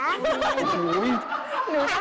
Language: Thai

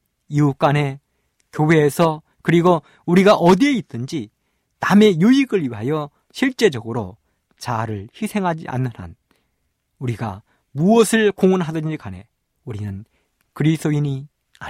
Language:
Korean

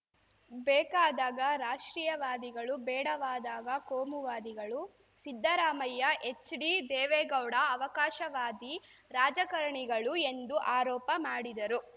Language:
Kannada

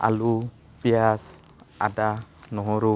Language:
Assamese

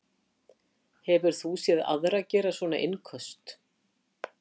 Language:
Icelandic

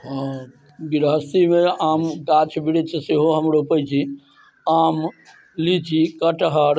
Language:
Maithili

